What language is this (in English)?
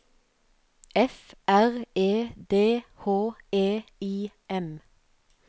Norwegian